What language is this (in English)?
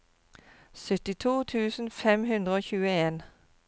Norwegian